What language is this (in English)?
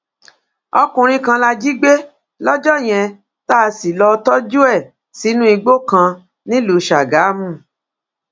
Yoruba